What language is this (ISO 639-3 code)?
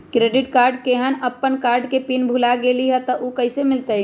mag